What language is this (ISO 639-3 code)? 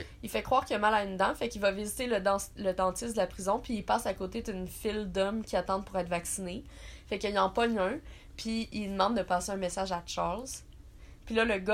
fra